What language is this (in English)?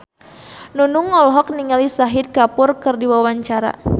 Sundanese